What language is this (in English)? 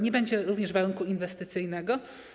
Polish